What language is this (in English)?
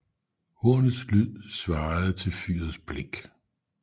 Danish